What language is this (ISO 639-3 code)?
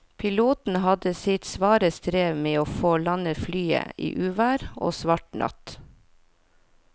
nor